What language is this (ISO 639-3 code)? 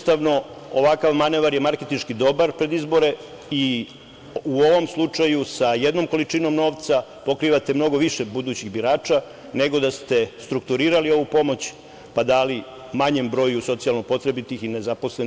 srp